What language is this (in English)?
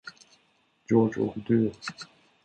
Swedish